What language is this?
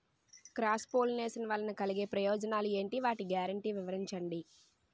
Telugu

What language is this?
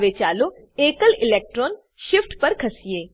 Gujarati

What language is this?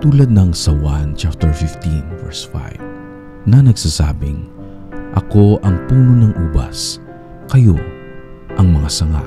Filipino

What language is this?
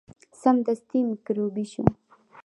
Pashto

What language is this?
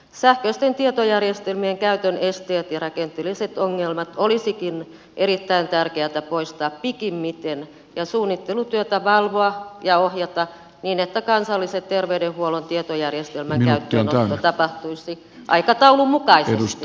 Finnish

